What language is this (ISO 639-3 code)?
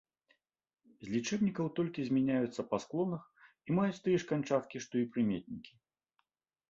bel